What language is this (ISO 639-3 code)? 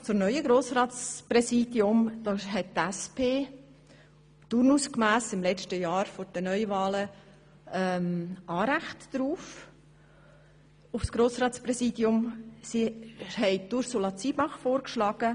gsw